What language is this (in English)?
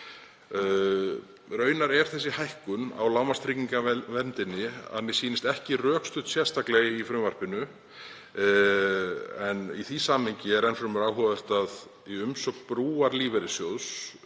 Icelandic